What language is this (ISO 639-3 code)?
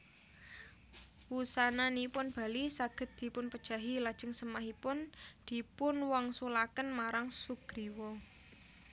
jav